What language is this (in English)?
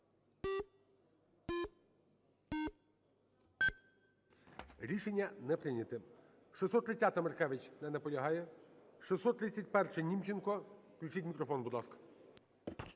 Ukrainian